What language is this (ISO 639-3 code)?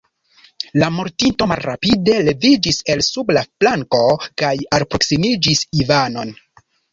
epo